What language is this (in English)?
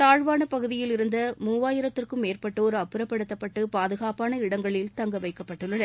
Tamil